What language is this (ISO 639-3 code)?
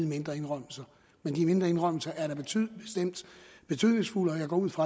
dan